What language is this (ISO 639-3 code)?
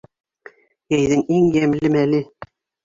bak